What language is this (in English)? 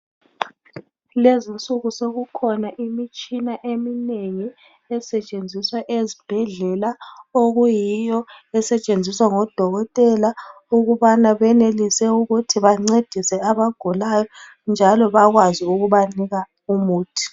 North Ndebele